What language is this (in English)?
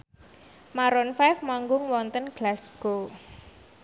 Javanese